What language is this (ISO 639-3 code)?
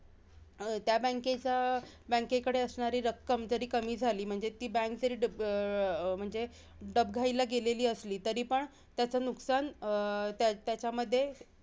mar